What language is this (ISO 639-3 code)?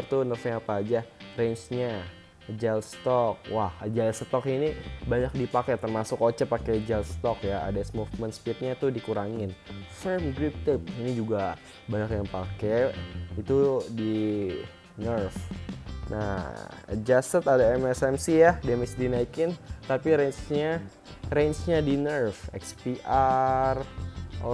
ind